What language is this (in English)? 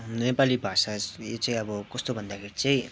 Nepali